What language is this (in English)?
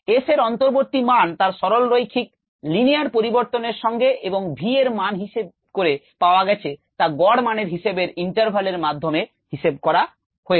Bangla